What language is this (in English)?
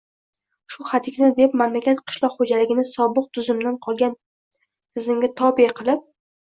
Uzbek